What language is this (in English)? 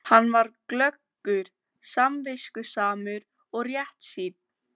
Icelandic